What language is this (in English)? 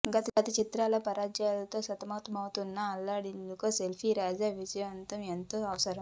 Telugu